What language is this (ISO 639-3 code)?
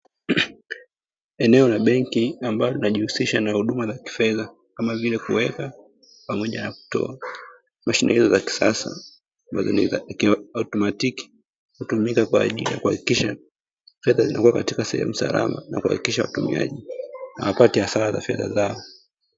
swa